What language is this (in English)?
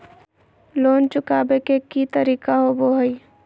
Magahi